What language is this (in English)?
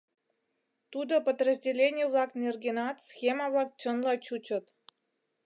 Mari